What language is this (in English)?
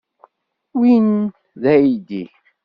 Kabyle